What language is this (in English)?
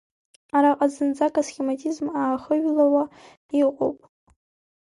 Abkhazian